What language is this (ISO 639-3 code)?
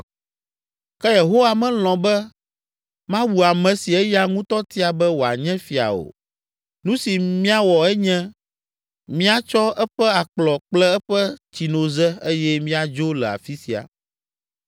ewe